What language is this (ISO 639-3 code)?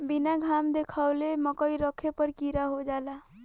bho